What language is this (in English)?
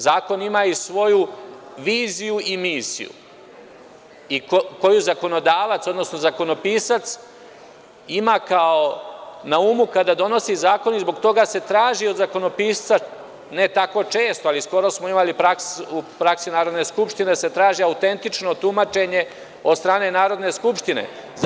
Serbian